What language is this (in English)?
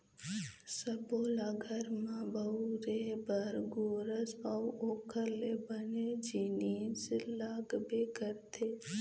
Chhattisgarhi